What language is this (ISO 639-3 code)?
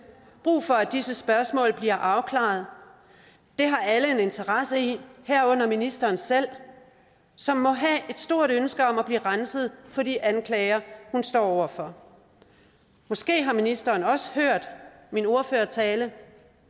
dan